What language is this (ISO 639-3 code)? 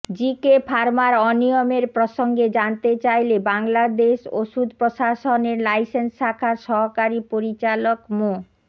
ben